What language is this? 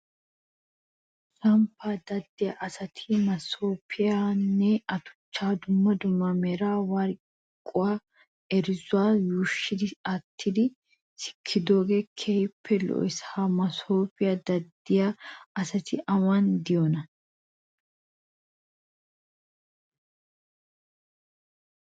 Wolaytta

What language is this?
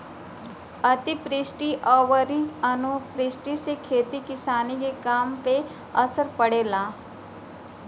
Bhojpuri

